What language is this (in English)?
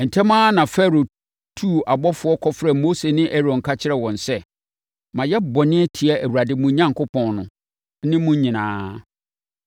Akan